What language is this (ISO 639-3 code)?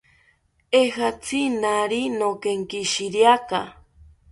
cpy